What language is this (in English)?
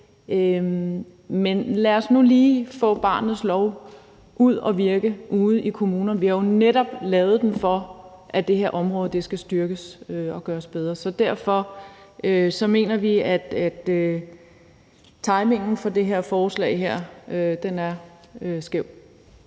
Danish